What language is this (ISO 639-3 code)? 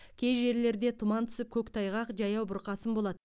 kaz